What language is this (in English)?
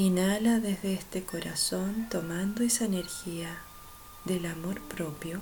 Spanish